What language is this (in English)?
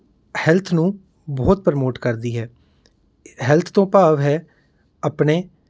Punjabi